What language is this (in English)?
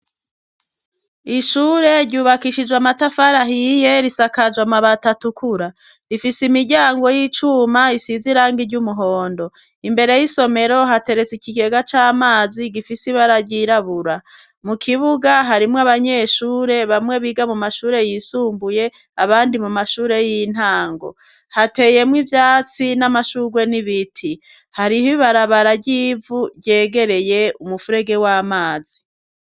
Rundi